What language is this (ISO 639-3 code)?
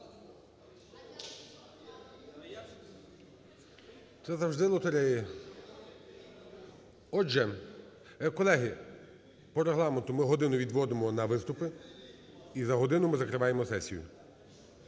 ukr